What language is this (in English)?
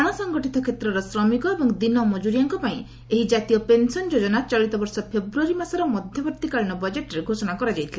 Odia